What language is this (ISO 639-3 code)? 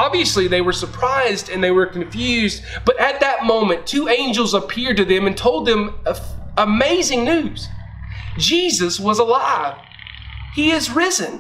eng